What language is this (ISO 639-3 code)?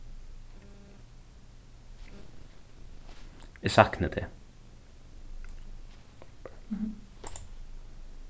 fao